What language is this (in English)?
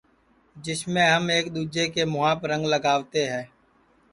Sansi